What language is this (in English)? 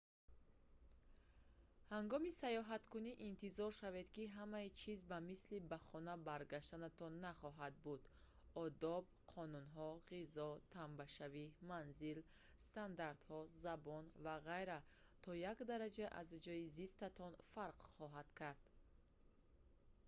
Tajik